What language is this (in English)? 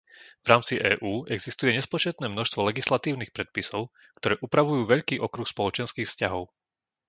Slovak